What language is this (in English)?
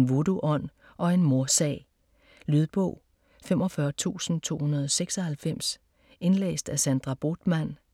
Danish